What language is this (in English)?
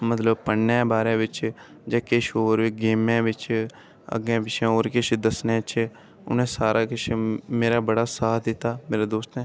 Dogri